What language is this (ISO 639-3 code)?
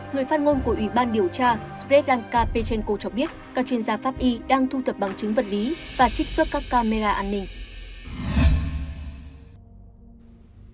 vie